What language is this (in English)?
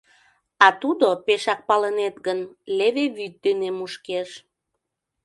Mari